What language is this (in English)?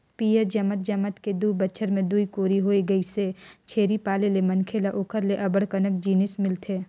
Chhattisgarhi